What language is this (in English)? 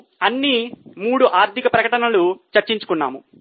Telugu